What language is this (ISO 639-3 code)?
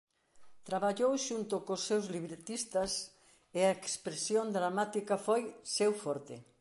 glg